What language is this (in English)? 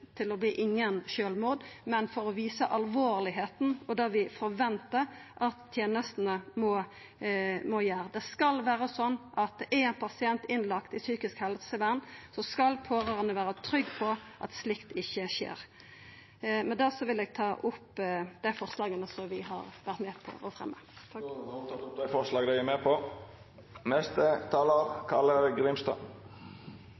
Norwegian